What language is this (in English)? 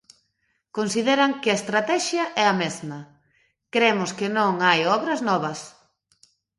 Galician